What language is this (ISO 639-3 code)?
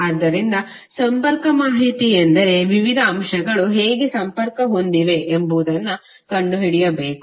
kan